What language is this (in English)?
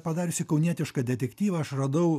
Lithuanian